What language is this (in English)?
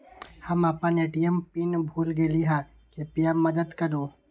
Magahi